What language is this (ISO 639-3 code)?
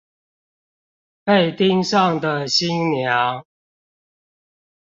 zho